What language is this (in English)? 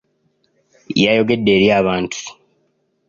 Ganda